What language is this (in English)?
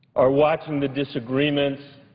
English